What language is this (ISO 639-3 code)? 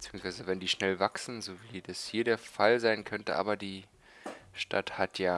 deu